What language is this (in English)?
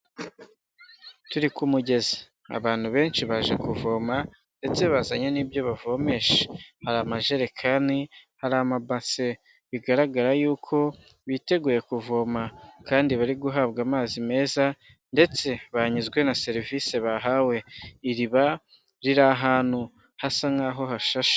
Kinyarwanda